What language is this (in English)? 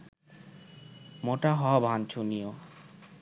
Bangla